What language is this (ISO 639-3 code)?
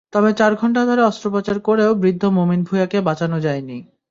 ben